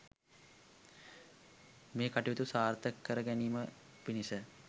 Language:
Sinhala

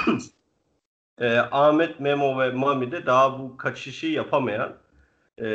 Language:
Turkish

